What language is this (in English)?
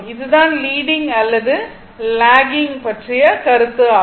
Tamil